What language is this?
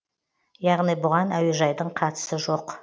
Kazakh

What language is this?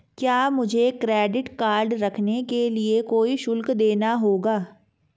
Hindi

